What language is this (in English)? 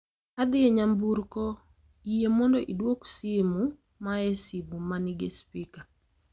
Luo (Kenya and Tanzania)